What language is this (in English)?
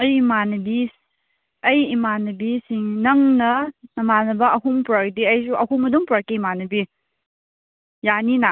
Manipuri